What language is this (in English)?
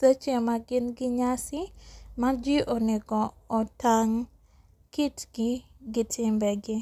Luo (Kenya and Tanzania)